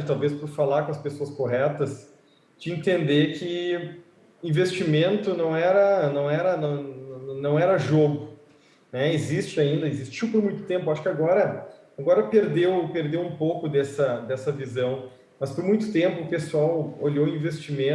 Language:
Portuguese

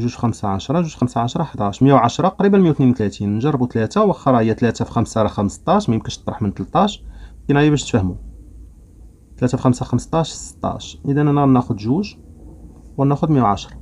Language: Arabic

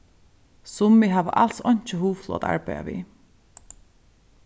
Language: Faroese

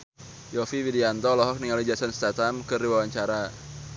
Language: Sundanese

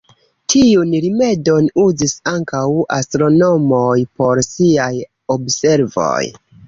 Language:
Esperanto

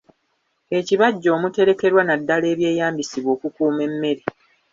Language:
Ganda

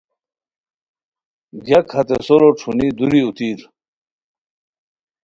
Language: Khowar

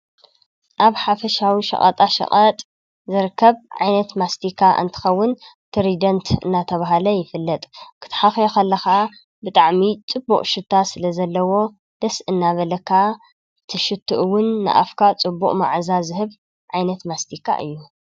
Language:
Tigrinya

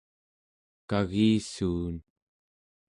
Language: Central Yupik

